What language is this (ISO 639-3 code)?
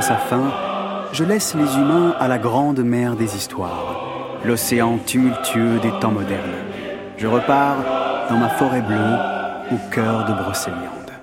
fra